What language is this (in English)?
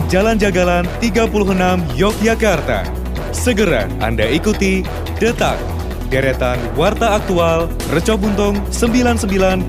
Indonesian